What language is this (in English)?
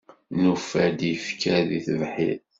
Kabyle